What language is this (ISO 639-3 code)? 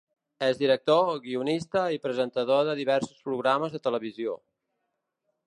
cat